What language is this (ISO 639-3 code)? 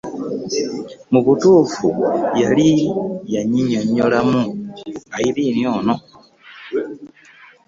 lug